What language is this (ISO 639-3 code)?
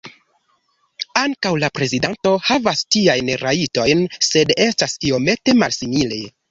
epo